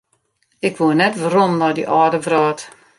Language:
Western Frisian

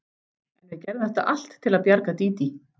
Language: Icelandic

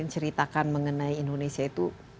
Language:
Indonesian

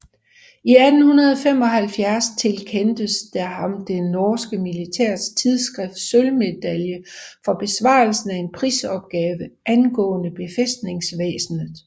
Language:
Danish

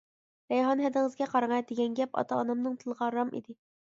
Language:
Uyghur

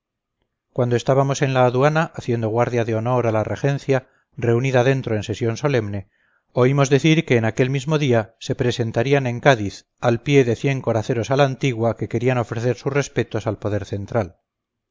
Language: Spanish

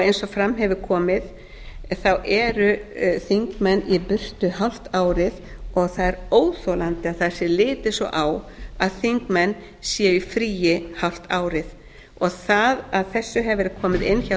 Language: Icelandic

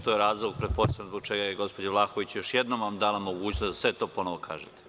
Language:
Serbian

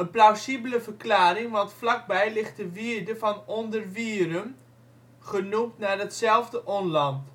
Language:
Dutch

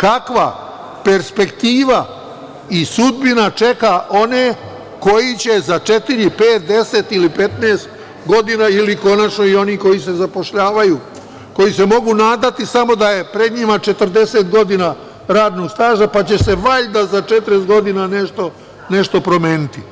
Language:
Serbian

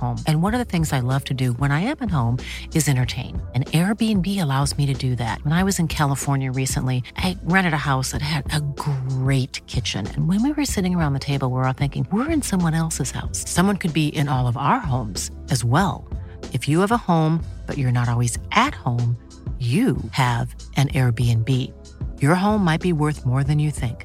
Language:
Swedish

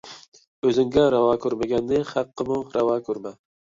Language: Uyghur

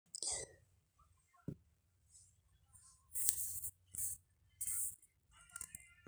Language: Masai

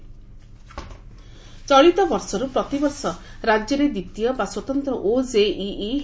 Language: Odia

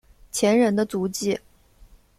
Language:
Chinese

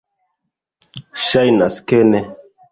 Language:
Esperanto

